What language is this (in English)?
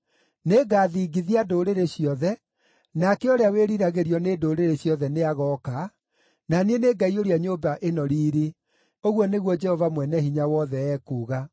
Kikuyu